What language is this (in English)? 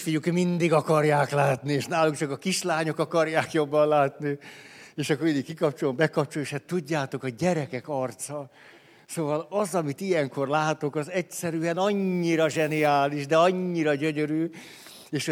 Hungarian